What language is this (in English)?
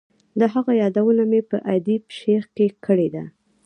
Pashto